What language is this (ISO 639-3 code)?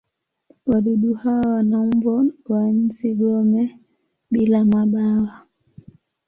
swa